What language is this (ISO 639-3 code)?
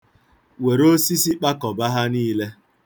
ibo